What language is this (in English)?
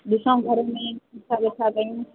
Sindhi